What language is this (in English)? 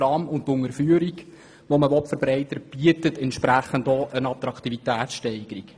Swiss German